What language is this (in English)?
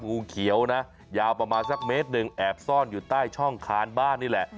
Thai